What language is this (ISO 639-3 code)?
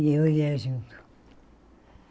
por